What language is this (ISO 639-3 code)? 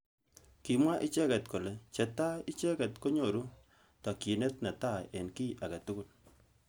kln